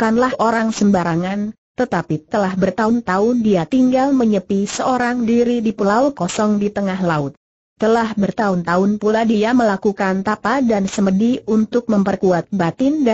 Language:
Indonesian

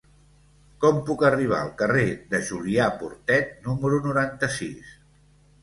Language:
Catalan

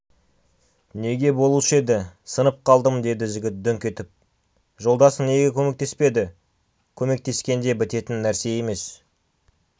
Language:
Kazakh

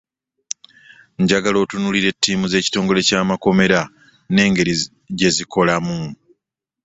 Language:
Ganda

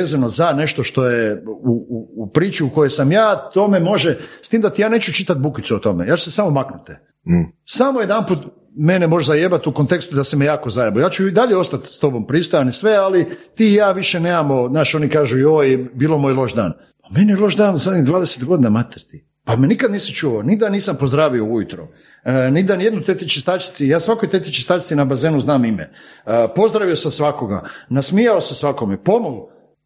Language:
Croatian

